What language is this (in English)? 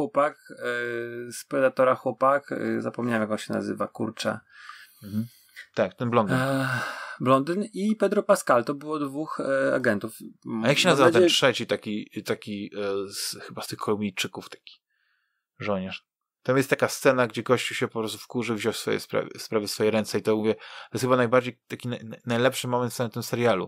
Polish